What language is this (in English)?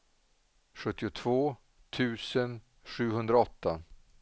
Swedish